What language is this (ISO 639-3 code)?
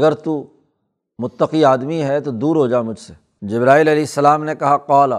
urd